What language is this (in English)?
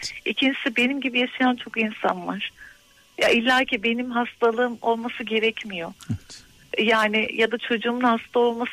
Turkish